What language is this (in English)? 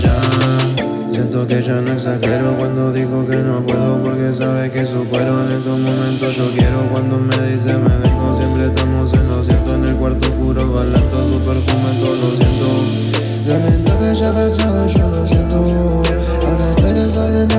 Korean